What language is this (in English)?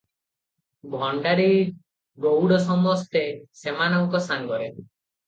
Odia